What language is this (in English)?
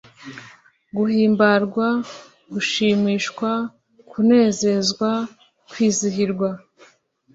Kinyarwanda